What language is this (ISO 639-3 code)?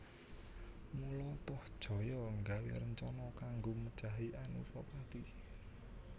jav